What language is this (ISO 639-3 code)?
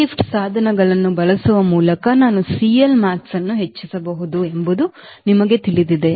kan